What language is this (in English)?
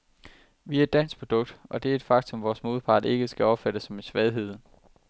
Danish